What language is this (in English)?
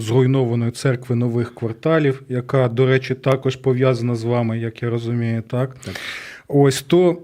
Ukrainian